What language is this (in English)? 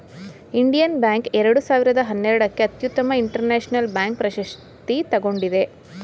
Kannada